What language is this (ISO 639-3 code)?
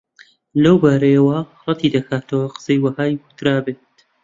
ckb